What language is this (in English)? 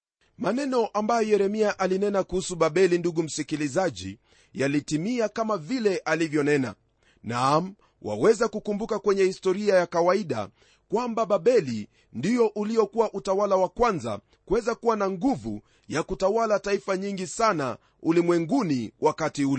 Swahili